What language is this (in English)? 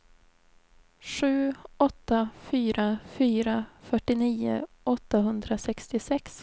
Swedish